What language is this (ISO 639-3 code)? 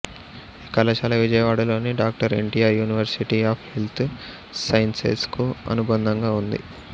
tel